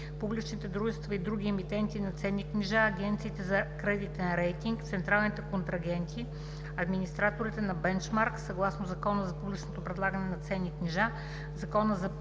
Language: Bulgarian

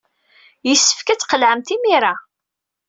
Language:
Kabyle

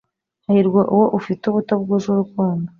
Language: Kinyarwanda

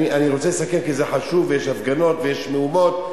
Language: Hebrew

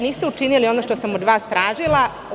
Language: Serbian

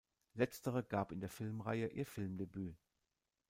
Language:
German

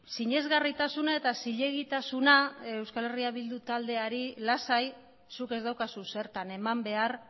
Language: Basque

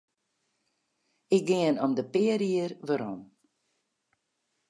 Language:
Western Frisian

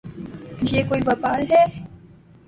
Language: Urdu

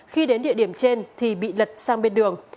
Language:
Vietnamese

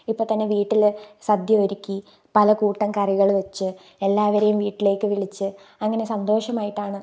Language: Malayalam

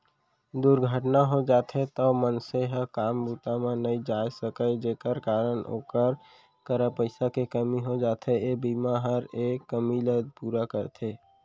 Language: Chhattisgarhi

